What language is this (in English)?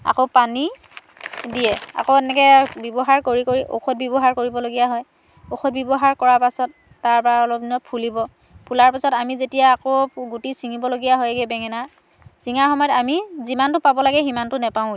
Assamese